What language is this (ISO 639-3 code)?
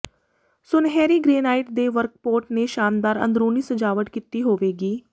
pan